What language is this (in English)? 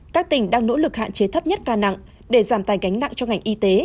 Vietnamese